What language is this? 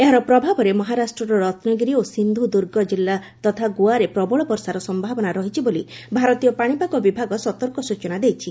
Odia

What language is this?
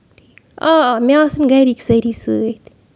Kashmiri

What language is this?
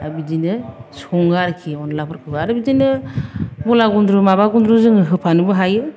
Bodo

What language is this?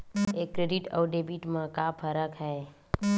Chhattisgarhi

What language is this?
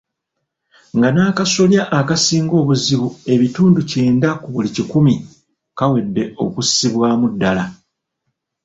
Ganda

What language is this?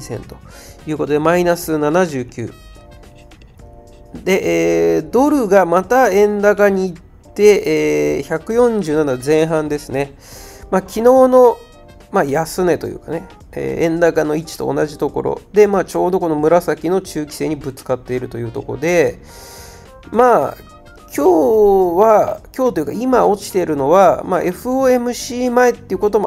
Japanese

